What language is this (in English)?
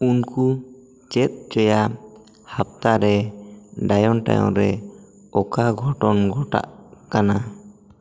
Santali